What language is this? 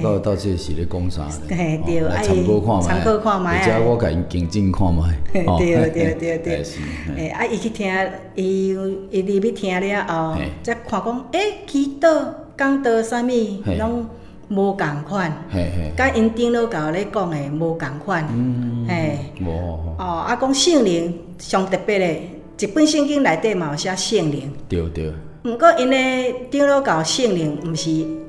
Chinese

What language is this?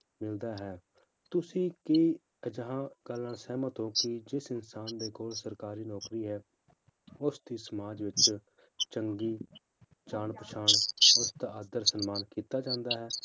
Punjabi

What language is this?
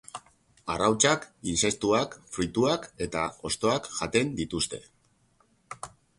Basque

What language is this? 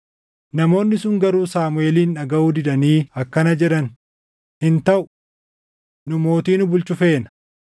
Oromo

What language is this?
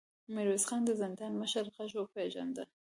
Pashto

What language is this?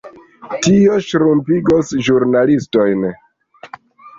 Esperanto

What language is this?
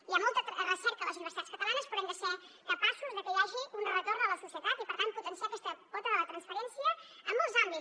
Catalan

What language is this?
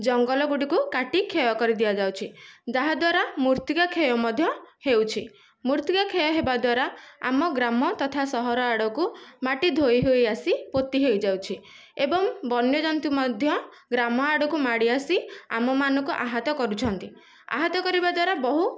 Odia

